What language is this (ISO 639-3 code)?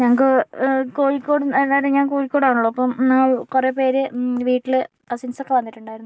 mal